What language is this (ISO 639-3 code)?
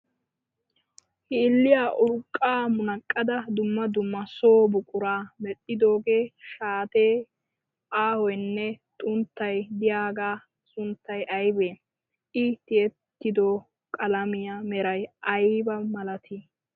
wal